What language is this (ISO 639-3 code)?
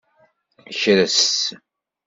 kab